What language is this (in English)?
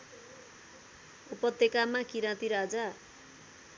Nepali